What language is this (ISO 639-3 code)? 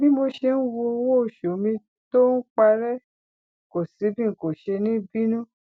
yor